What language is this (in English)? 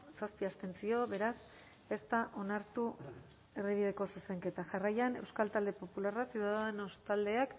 Basque